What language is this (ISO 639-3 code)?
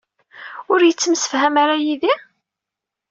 kab